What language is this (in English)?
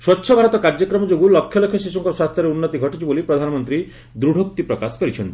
Odia